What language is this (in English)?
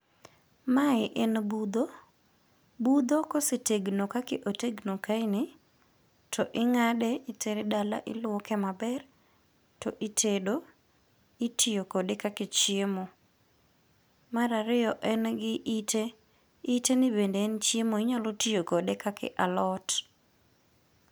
Luo (Kenya and Tanzania)